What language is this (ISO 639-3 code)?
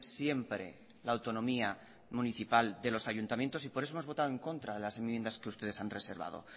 spa